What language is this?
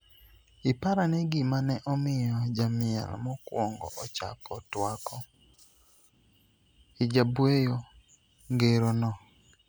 Luo (Kenya and Tanzania)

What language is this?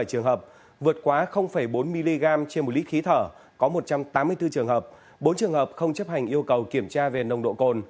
Vietnamese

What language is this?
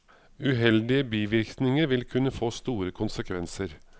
Norwegian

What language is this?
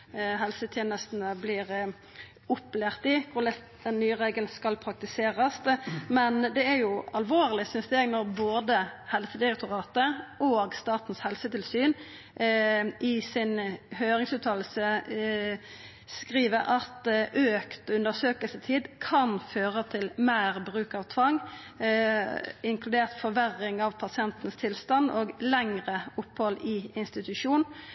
Norwegian Nynorsk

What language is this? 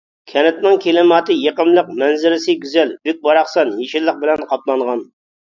Uyghur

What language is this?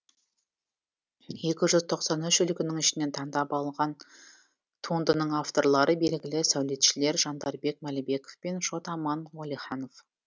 Kazakh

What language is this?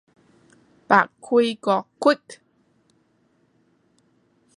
Cantonese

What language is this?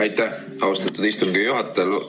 Estonian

